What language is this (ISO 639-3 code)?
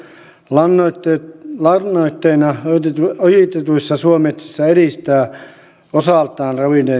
fin